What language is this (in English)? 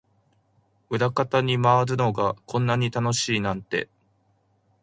Japanese